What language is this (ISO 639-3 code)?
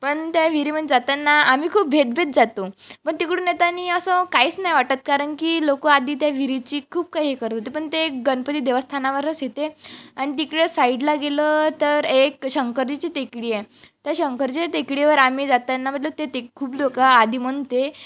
mar